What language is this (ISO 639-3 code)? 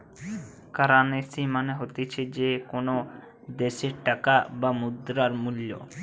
ben